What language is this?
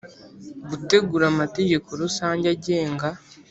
Kinyarwanda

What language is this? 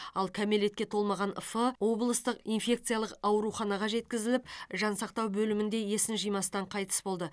Kazakh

